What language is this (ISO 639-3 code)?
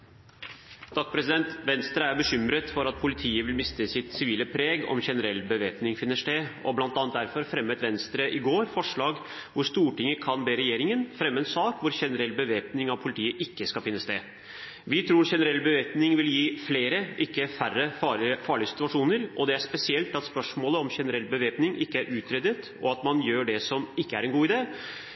nob